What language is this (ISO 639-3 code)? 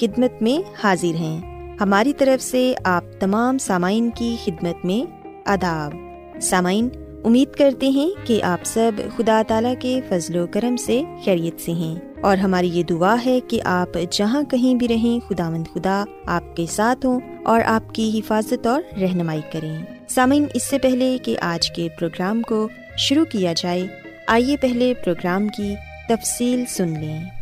urd